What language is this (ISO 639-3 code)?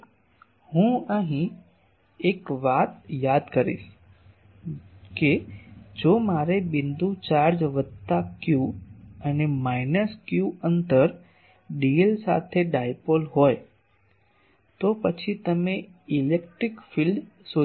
guj